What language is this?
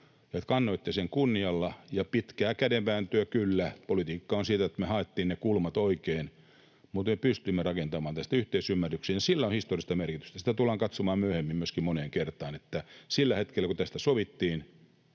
Finnish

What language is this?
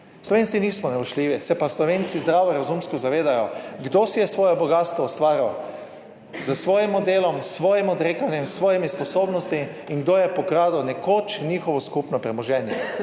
Slovenian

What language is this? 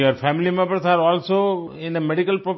Hindi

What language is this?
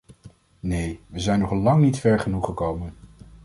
Dutch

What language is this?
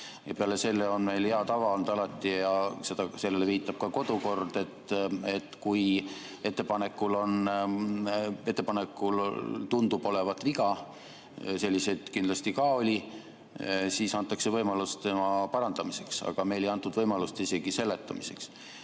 Estonian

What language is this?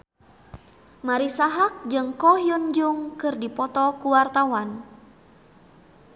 Sundanese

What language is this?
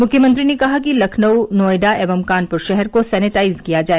Hindi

